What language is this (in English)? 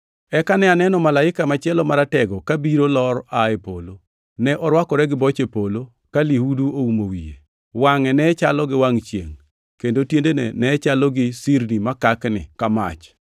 Luo (Kenya and Tanzania)